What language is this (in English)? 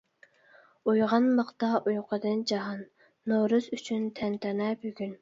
Uyghur